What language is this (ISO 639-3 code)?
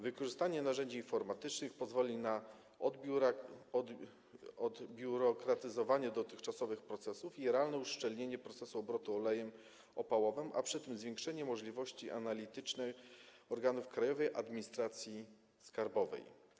pol